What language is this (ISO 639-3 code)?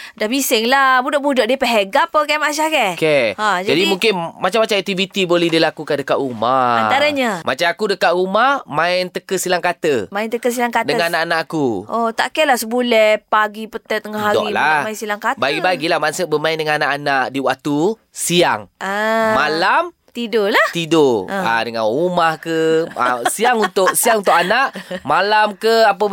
msa